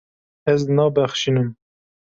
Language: Kurdish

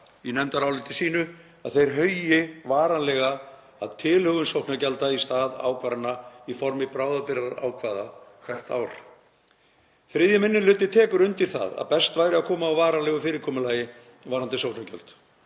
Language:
Icelandic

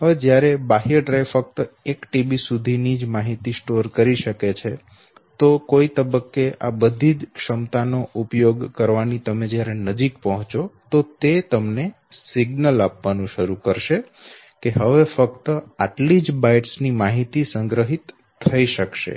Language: Gujarati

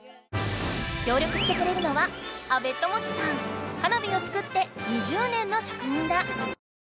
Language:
Japanese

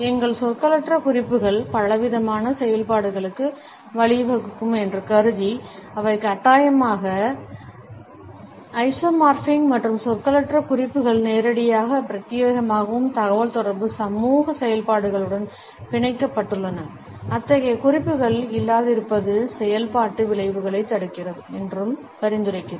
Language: Tamil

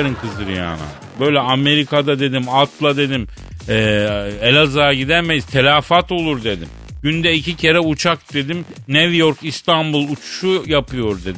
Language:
Turkish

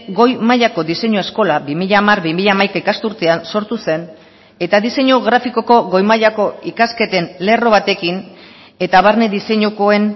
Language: Basque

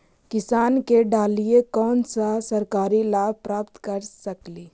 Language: Magahi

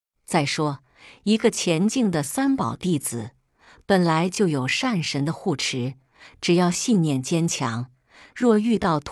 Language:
Chinese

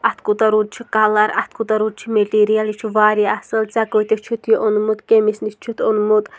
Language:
Kashmiri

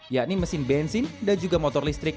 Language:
Indonesian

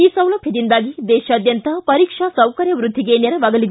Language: Kannada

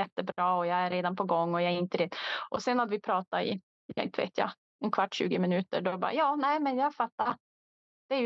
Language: Swedish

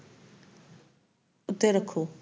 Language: Punjabi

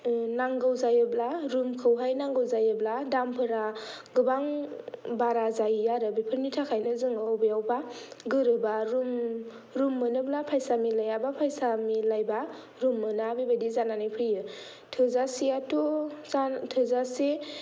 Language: Bodo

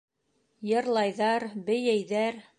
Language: Bashkir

